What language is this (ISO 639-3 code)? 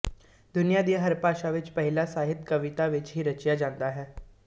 pan